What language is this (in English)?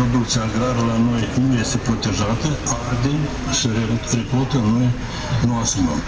Romanian